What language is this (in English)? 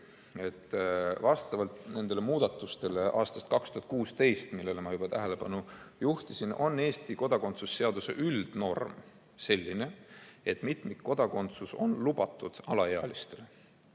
Estonian